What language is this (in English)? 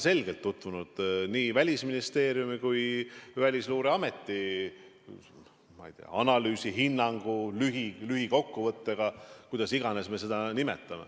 Estonian